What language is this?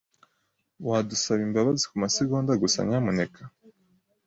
Kinyarwanda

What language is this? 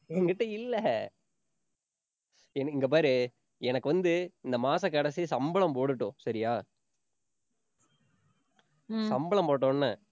Tamil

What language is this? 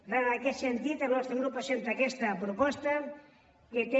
Catalan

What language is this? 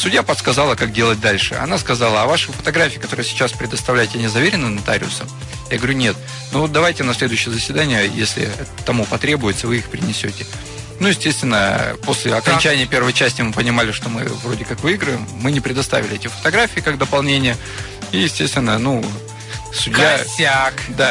Russian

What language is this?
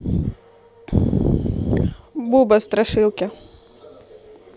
Russian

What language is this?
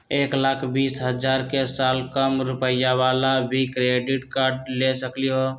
Magahi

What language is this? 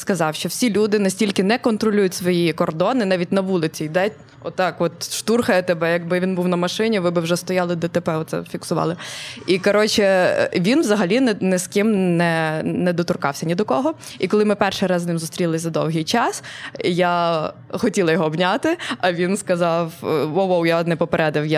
Ukrainian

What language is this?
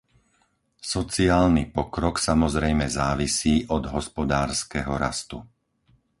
Slovak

